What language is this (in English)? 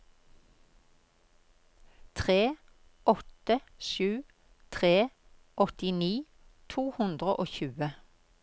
Norwegian